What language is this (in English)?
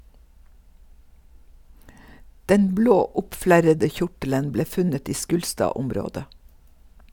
Norwegian